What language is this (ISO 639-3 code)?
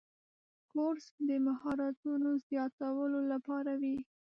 pus